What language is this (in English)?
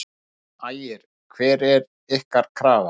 Icelandic